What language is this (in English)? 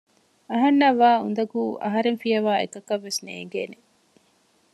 Divehi